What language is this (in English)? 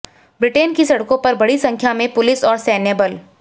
Hindi